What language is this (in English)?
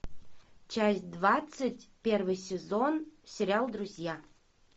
Russian